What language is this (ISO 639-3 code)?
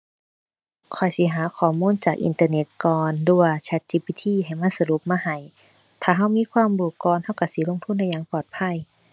tha